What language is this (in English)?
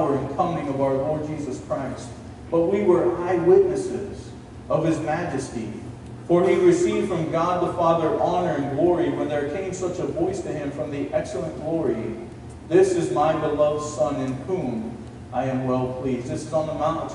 English